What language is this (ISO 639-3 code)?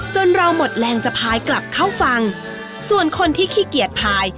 tha